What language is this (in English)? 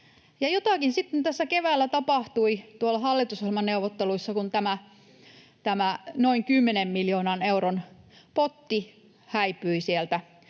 Finnish